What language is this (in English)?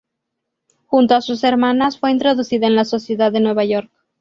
Spanish